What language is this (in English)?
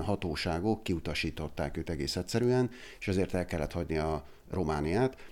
Hungarian